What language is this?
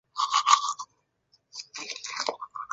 Chinese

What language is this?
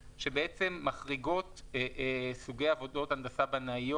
Hebrew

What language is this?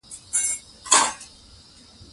Pashto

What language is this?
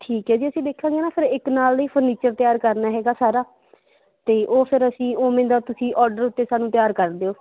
Punjabi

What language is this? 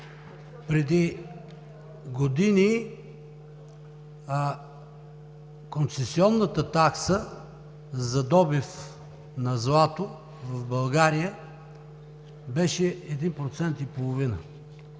Bulgarian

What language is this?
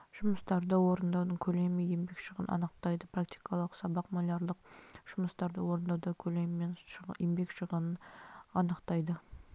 Kazakh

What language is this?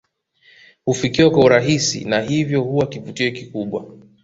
Swahili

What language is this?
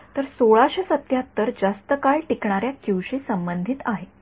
Marathi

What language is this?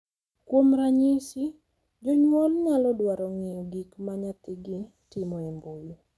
Luo (Kenya and Tanzania)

